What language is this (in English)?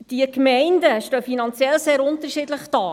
Swiss German